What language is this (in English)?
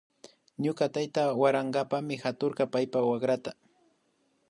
Imbabura Highland Quichua